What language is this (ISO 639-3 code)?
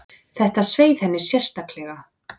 isl